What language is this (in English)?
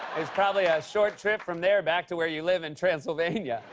English